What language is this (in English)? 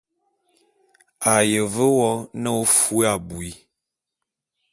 Bulu